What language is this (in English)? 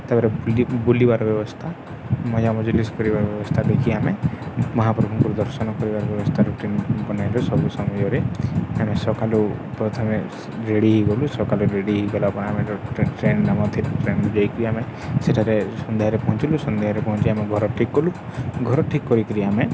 Odia